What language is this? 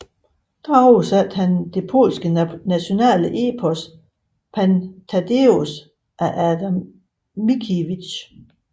Danish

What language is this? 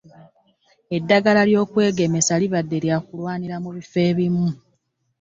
Ganda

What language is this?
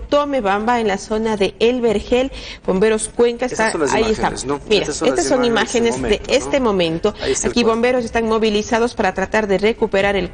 Spanish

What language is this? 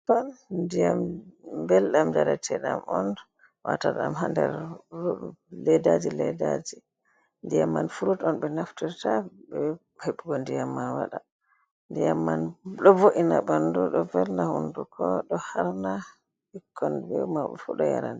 Fula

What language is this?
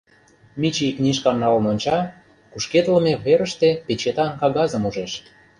Mari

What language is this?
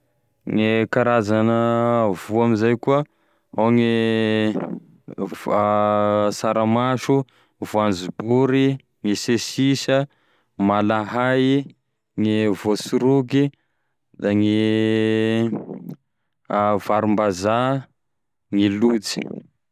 Tesaka Malagasy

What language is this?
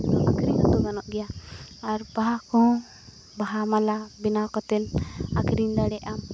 Santali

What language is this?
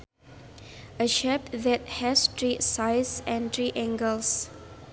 Sundanese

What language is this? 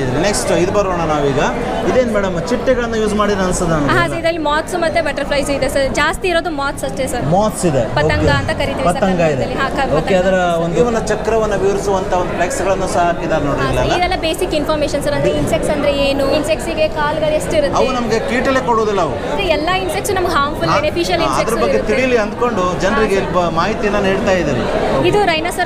Kannada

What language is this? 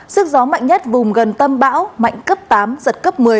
Vietnamese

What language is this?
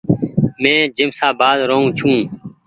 Goaria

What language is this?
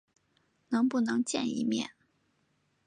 Chinese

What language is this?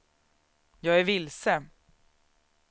Swedish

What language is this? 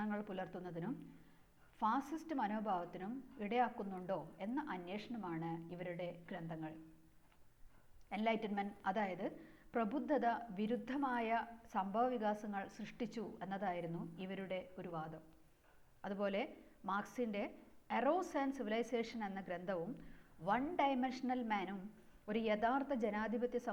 Malayalam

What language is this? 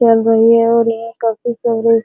Hindi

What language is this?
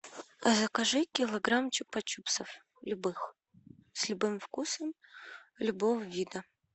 Russian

